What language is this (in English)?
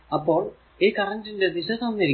Malayalam